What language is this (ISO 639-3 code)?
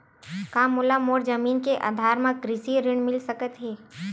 hne